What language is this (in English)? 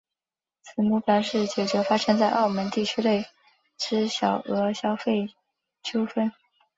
Chinese